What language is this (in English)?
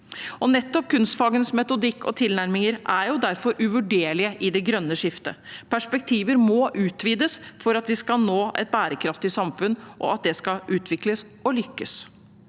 Norwegian